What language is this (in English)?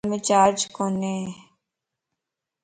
Lasi